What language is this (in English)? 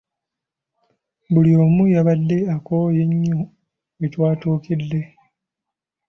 Ganda